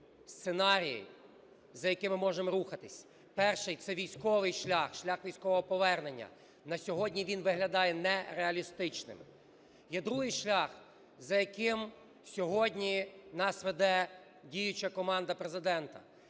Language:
Ukrainian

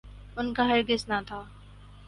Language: Urdu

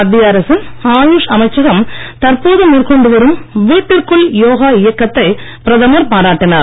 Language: Tamil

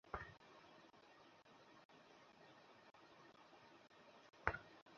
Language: Bangla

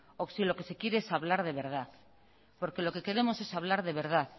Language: Spanish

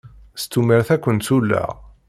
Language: Kabyle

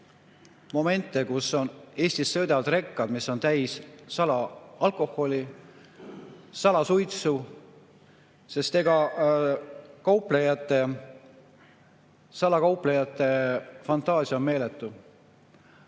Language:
Estonian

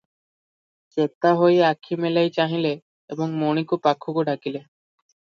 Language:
Odia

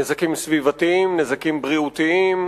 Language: Hebrew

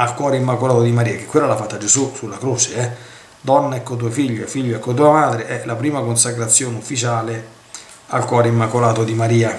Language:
Italian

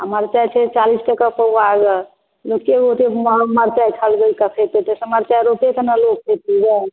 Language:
Maithili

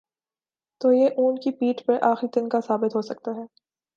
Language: Urdu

